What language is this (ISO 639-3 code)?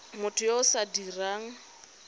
tsn